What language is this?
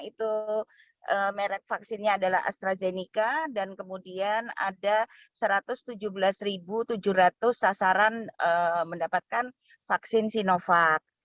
Indonesian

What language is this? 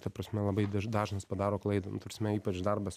Lithuanian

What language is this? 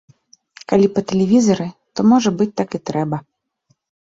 Belarusian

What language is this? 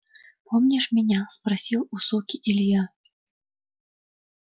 Russian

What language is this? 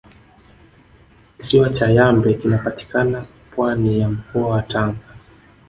Swahili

